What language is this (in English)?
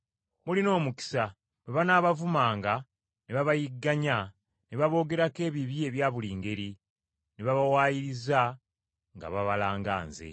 Ganda